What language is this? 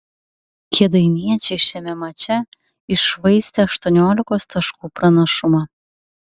Lithuanian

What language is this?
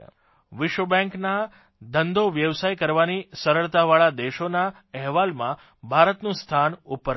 Gujarati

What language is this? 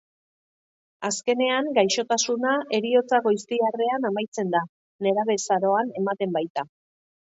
Basque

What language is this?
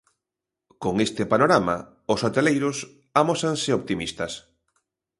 Galician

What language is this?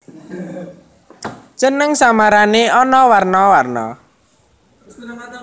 Javanese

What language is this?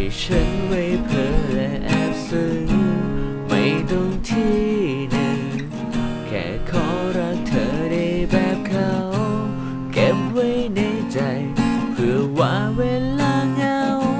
Thai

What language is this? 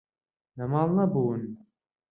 Central Kurdish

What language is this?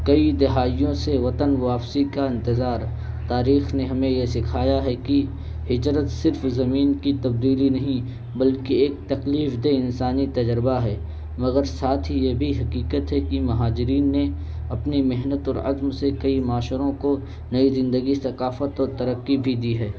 Urdu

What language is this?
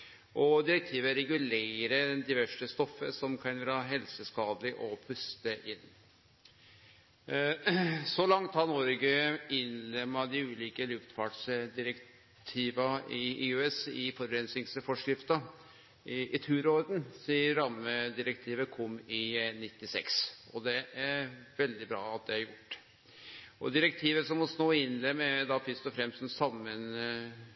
Norwegian Nynorsk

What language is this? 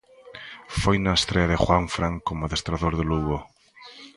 Galician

